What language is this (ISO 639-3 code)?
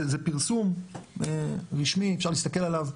heb